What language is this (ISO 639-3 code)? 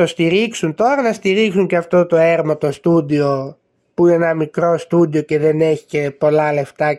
ell